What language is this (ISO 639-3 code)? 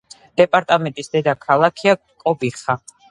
kat